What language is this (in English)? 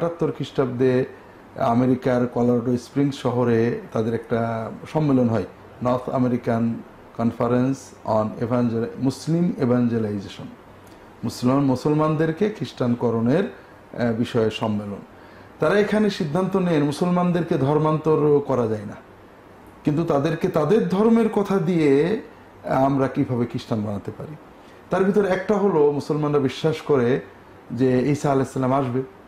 Arabic